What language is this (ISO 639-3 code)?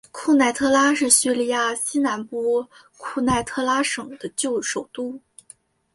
zho